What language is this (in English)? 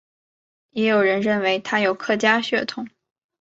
Chinese